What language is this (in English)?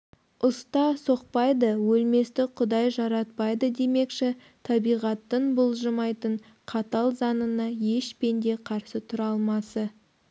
Kazakh